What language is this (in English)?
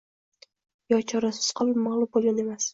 Uzbek